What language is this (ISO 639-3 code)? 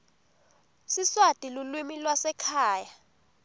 ssw